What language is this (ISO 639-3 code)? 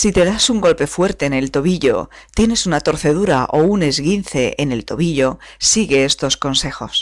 spa